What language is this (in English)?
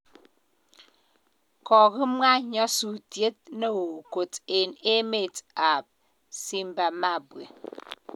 Kalenjin